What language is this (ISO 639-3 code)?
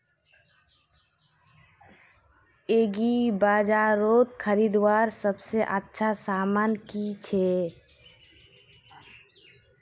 mag